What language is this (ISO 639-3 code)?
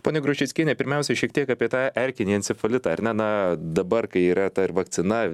lit